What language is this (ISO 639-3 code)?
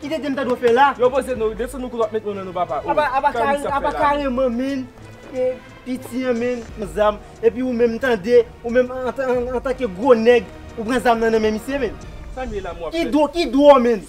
fra